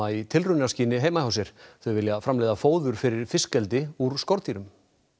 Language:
Icelandic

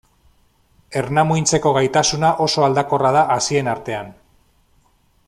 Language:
Basque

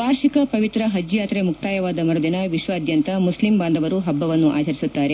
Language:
Kannada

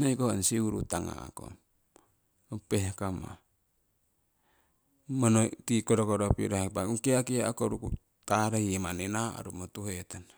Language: Siwai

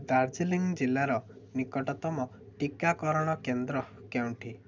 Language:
Odia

